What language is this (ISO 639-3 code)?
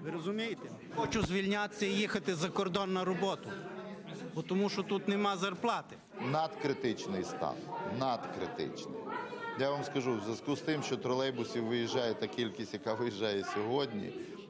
rus